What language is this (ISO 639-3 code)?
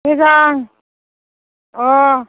brx